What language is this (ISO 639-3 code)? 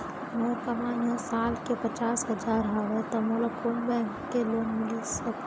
hne